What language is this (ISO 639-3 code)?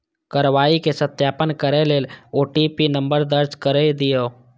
mai